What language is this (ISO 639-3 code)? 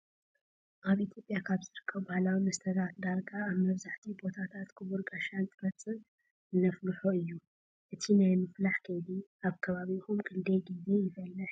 tir